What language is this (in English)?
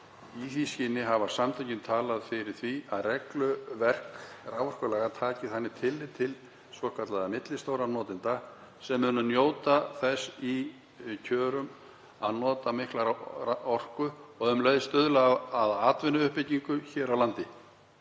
Icelandic